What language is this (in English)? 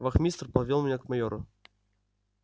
Russian